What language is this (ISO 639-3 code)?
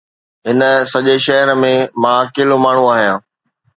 snd